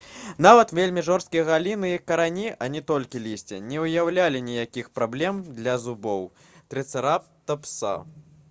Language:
Belarusian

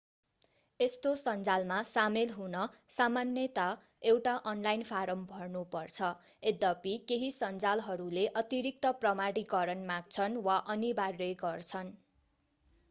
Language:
Nepali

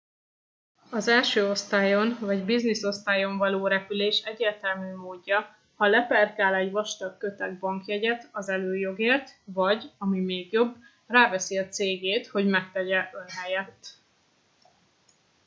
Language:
Hungarian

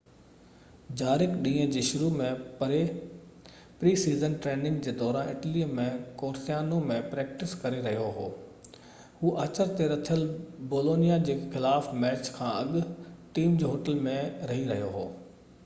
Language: Sindhi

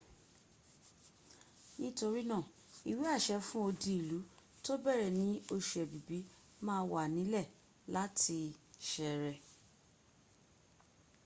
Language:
Yoruba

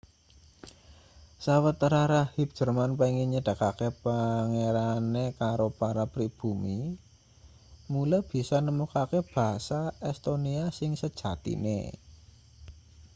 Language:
Javanese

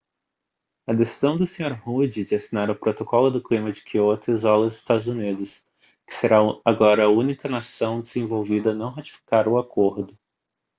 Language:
Portuguese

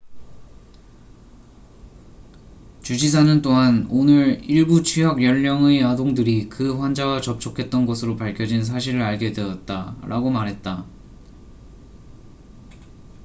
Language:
Korean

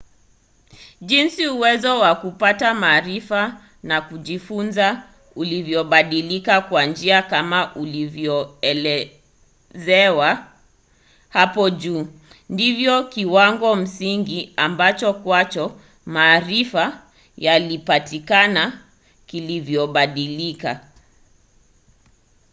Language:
Swahili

